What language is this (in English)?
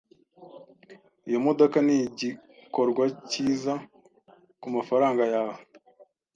Kinyarwanda